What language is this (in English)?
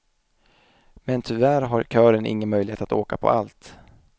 Swedish